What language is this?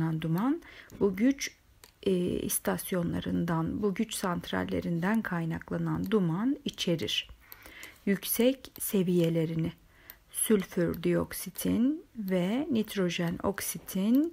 Turkish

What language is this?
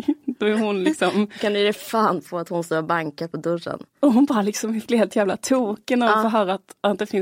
Swedish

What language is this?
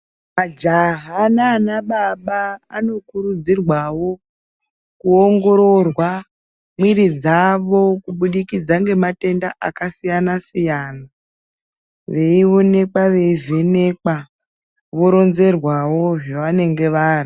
Ndau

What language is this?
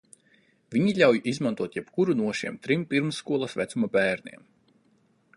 Latvian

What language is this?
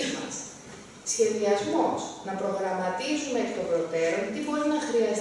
Greek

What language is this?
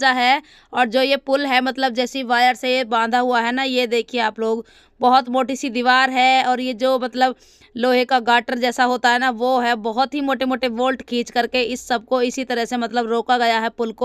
Hindi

